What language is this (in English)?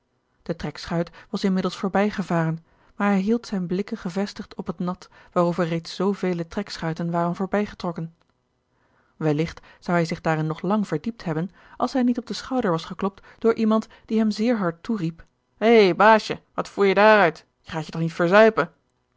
Dutch